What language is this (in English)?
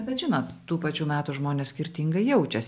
Lithuanian